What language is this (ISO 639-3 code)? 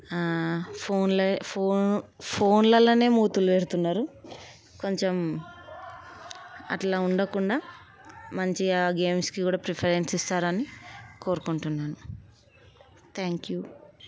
tel